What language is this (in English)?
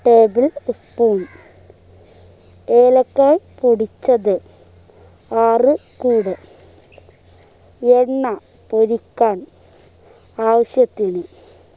Malayalam